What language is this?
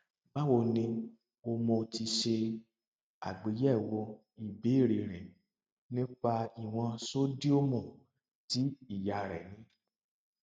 Yoruba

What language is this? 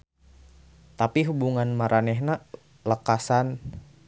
Sundanese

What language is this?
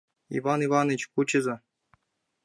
Mari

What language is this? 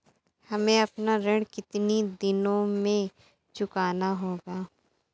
Hindi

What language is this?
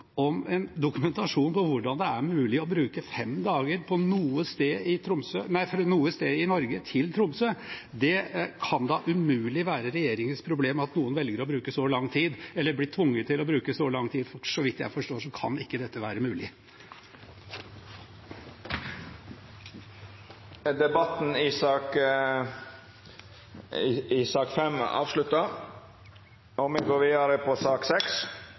Norwegian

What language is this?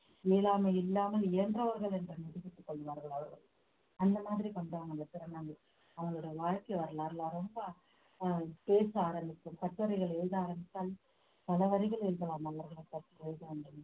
Tamil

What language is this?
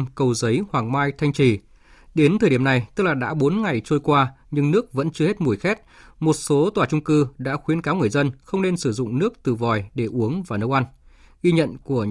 Vietnamese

